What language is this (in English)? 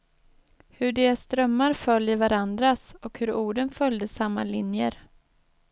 Swedish